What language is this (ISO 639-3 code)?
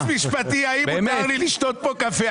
heb